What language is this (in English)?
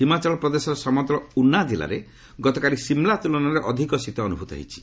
Odia